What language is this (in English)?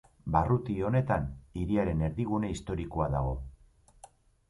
Basque